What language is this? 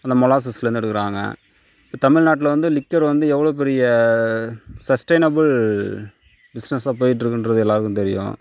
Tamil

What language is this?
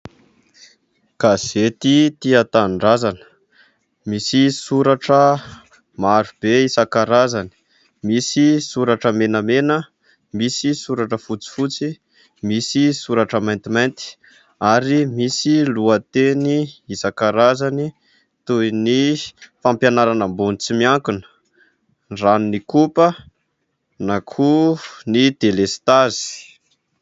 Malagasy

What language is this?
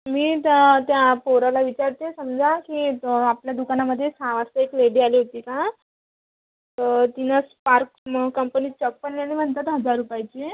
Marathi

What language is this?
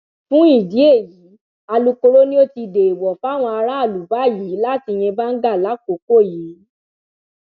Yoruba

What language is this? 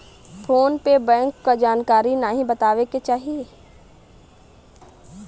Bhojpuri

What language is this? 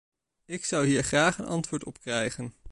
Dutch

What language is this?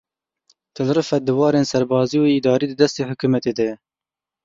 Kurdish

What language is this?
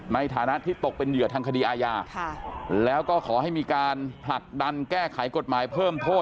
Thai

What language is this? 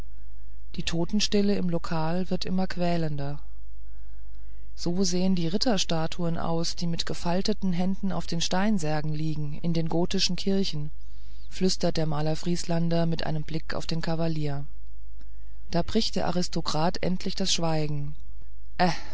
German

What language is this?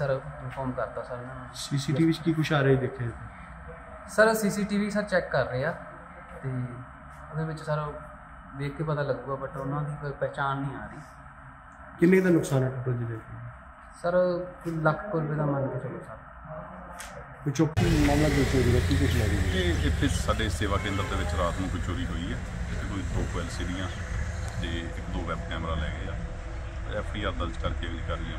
Punjabi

